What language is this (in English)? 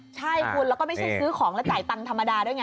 Thai